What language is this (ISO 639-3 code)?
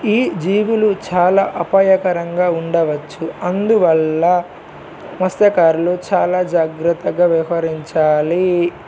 tel